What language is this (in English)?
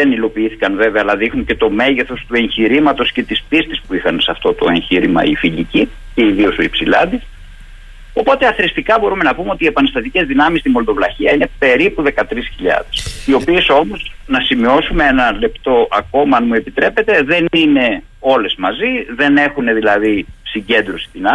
Greek